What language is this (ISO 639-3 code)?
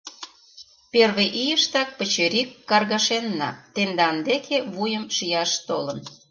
chm